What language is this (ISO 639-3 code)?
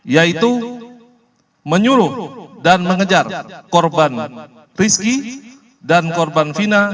ind